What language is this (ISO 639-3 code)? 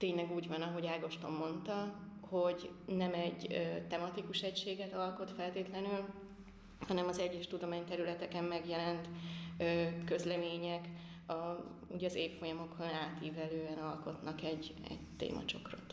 hun